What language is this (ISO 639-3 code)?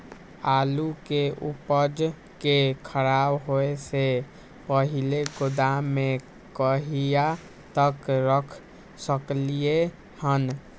mai